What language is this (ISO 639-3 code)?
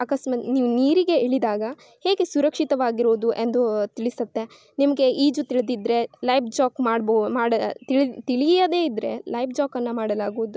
kan